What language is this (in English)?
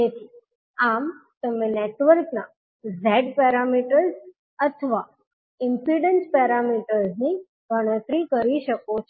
Gujarati